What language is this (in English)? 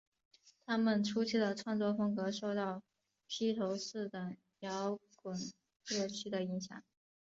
Chinese